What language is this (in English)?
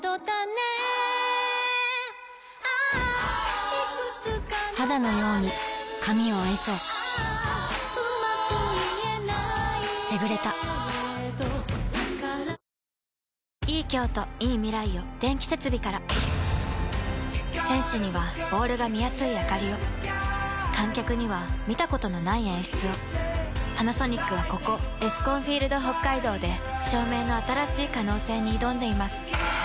Japanese